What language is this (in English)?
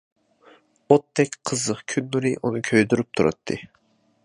Uyghur